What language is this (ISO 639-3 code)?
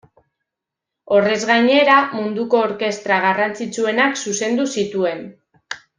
eus